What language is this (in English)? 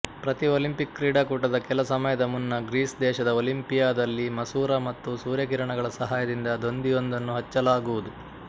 Kannada